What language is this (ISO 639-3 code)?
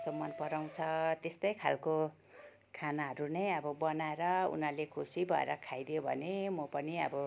nep